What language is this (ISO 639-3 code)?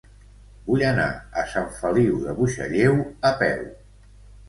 cat